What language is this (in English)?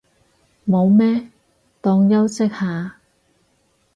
Cantonese